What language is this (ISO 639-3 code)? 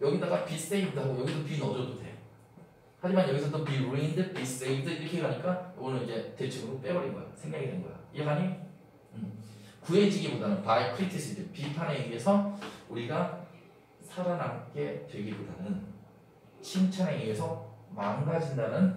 kor